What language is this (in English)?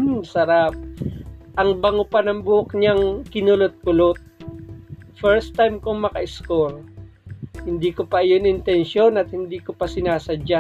Filipino